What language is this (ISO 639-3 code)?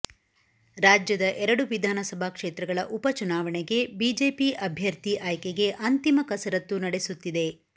kan